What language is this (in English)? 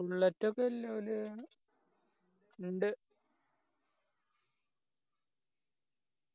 Malayalam